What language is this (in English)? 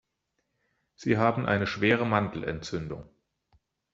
German